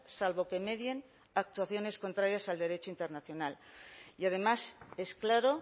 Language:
Spanish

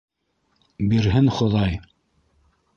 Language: Bashkir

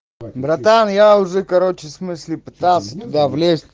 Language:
Russian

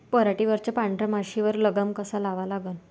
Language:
Marathi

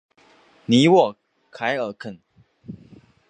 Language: Chinese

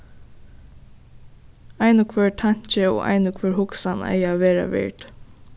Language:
Faroese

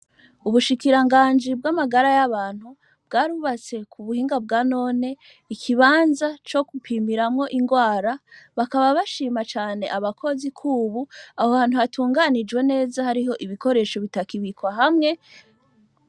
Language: Rundi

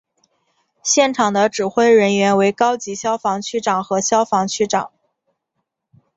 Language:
Chinese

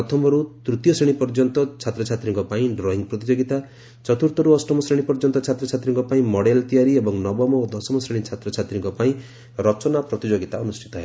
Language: Odia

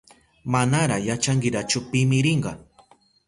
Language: Southern Pastaza Quechua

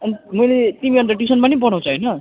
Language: Nepali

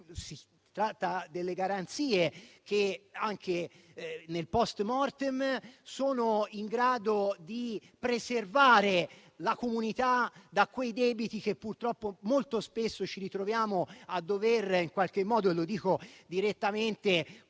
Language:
Italian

